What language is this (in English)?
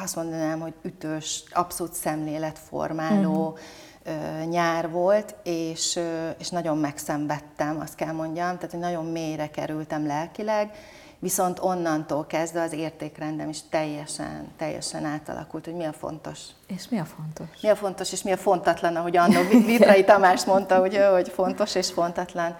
Hungarian